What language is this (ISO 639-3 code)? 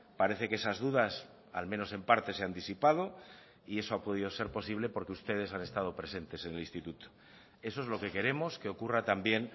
spa